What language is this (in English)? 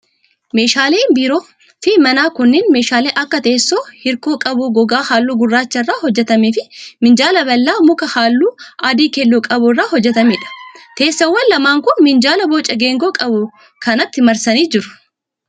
Oromo